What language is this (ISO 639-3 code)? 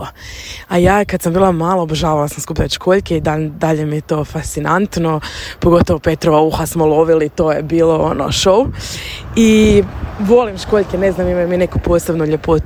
hrv